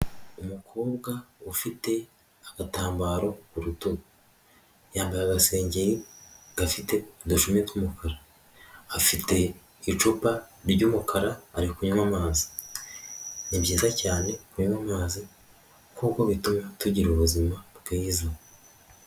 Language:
Kinyarwanda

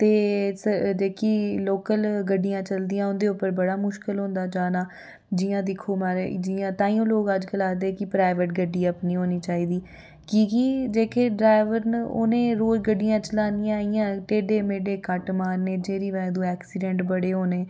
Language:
Dogri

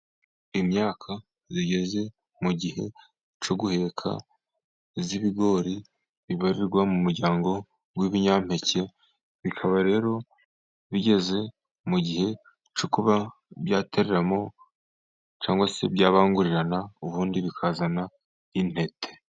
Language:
Kinyarwanda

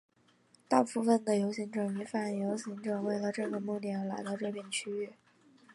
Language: Chinese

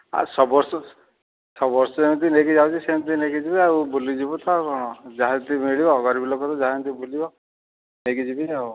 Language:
Odia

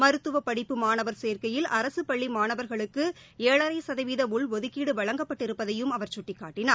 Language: Tamil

